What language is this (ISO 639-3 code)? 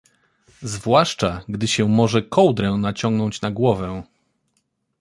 pol